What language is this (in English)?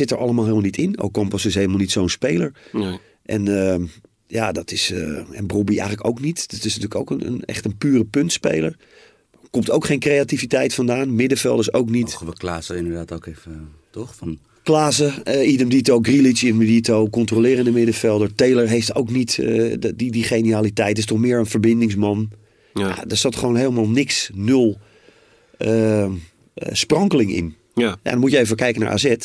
Dutch